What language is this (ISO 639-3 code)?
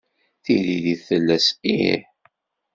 kab